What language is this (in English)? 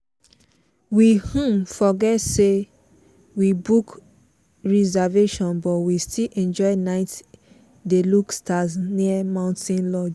Nigerian Pidgin